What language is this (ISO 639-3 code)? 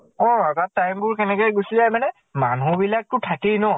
asm